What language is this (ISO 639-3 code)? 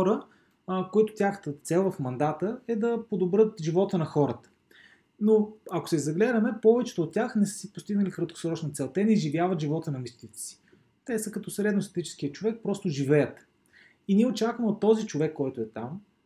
bul